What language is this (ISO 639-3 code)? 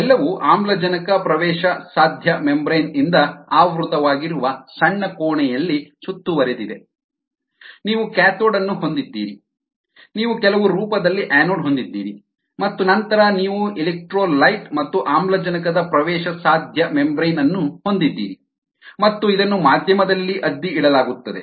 kan